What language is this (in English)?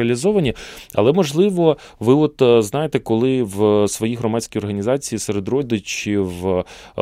Ukrainian